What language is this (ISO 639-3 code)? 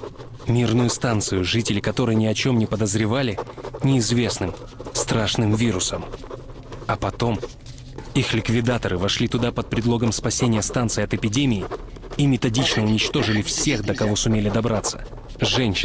rus